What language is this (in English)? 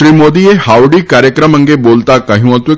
Gujarati